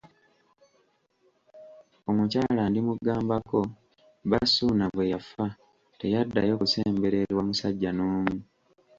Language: Ganda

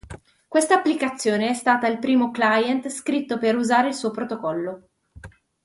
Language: Italian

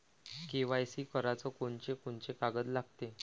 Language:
Marathi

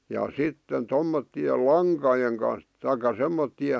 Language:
Finnish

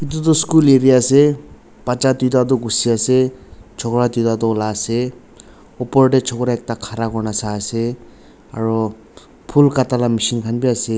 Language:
Naga Pidgin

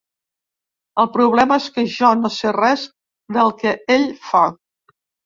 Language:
Catalan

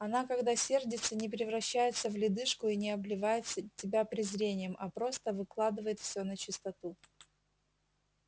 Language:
Russian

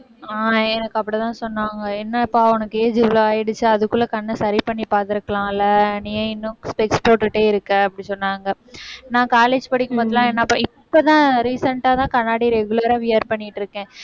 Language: Tamil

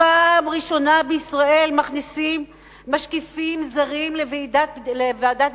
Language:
Hebrew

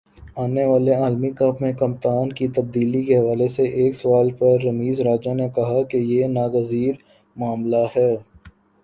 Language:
Urdu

